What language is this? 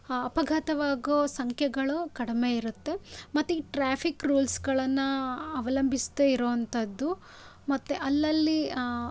Kannada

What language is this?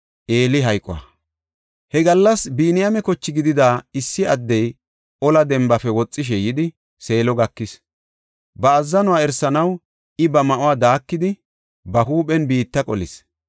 Gofa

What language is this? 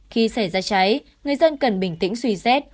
Vietnamese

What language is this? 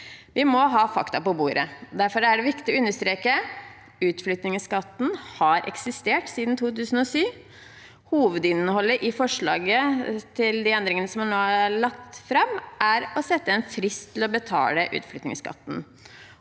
Norwegian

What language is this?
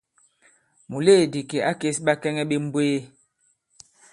Bankon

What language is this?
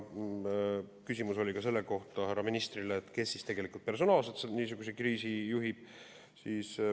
Estonian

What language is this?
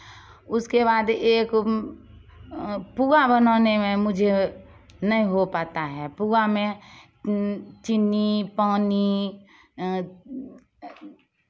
Hindi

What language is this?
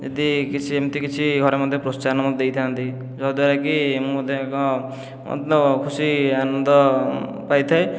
Odia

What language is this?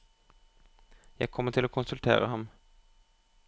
Norwegian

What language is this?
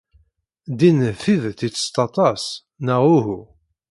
Kabyle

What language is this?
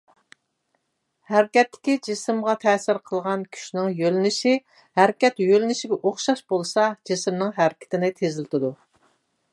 Uyghur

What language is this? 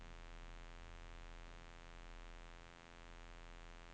Norwegian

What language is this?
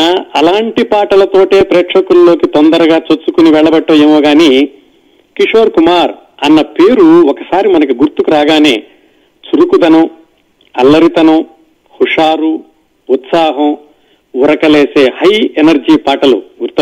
Telugu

